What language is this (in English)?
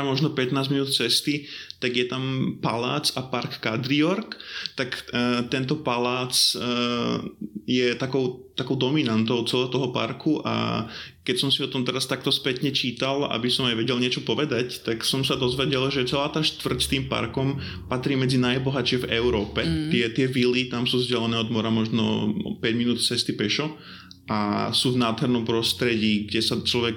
Slovak